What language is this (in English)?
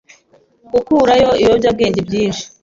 Kinyarwanda